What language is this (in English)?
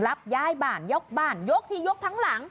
Thai